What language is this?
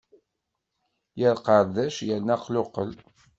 Kabyle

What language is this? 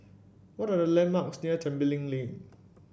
English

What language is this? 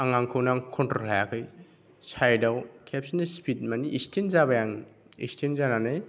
Bodo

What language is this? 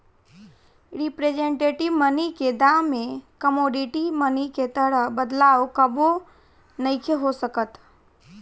Bhojpuri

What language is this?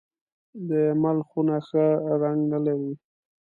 Pashto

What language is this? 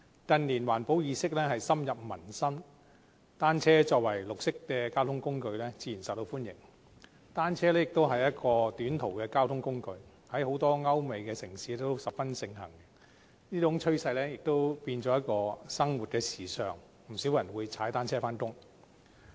Cantonese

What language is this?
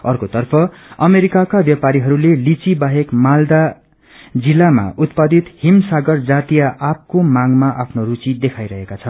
Nepali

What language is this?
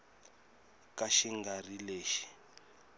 Tsonga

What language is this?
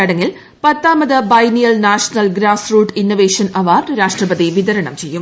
Malayalam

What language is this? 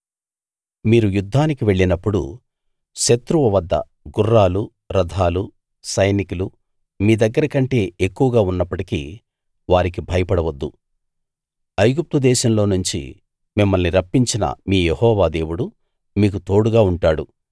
Telugu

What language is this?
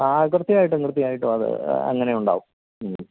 Malayalam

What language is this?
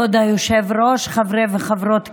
Hebrew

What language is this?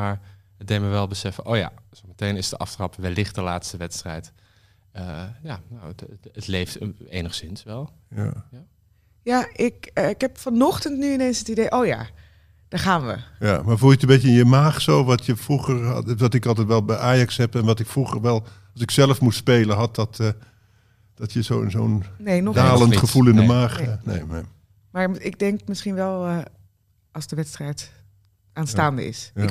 Dutch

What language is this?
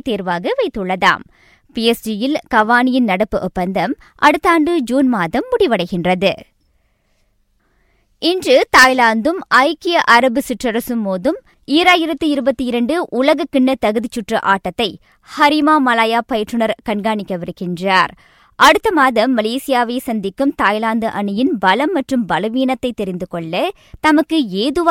Tamil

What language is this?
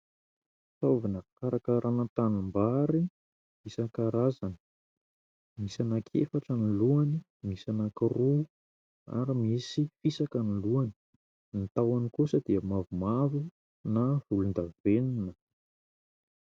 Malagasy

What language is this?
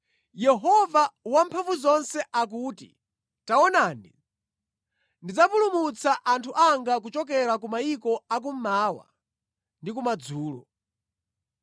Nyanja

